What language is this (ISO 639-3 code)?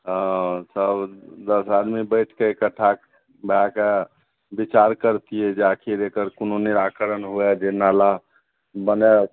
mai